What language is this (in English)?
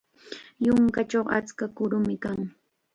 Chiquián Ancash Quechua